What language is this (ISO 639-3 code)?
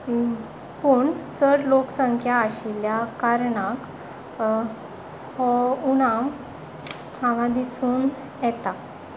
kok